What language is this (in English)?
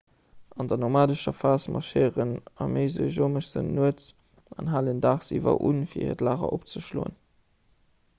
Luxembourgish